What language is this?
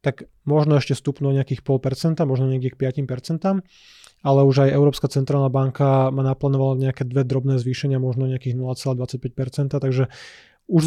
Slovak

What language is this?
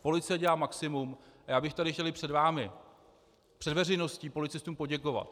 Czech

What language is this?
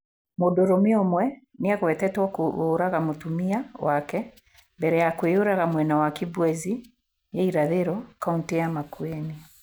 Kikuyu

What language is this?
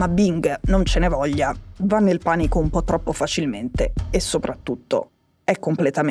Italian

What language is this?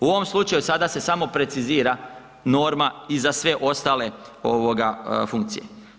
Croatian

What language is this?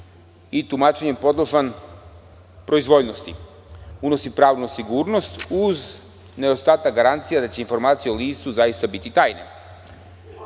Serbian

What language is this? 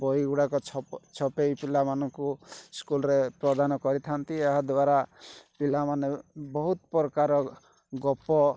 Odia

